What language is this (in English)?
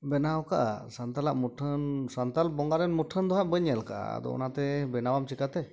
Santali